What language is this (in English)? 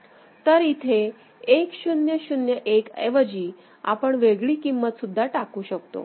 Marathi